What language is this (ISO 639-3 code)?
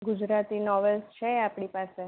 guj